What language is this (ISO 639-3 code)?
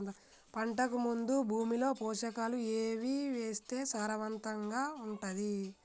tel